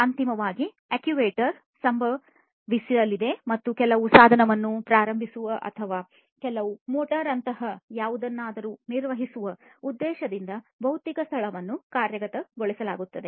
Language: Kannada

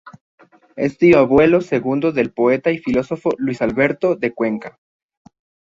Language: Spanish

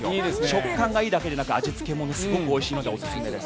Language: Japanese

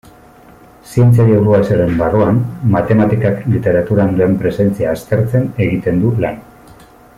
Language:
Basque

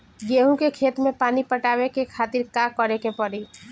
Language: Bhojpuri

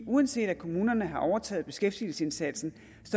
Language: Danish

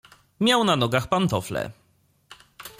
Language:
Polish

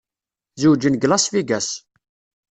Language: Kabyle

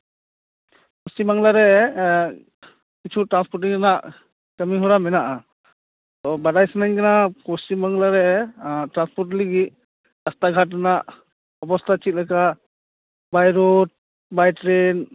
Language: Santali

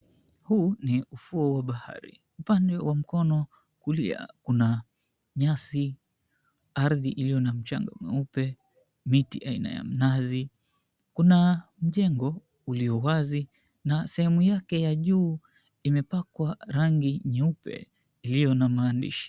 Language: Swahili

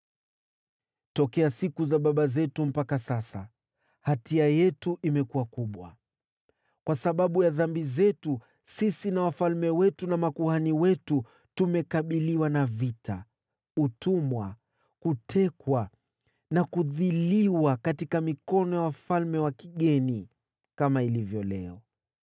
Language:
Swahili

